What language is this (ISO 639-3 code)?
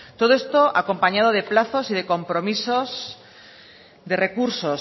spa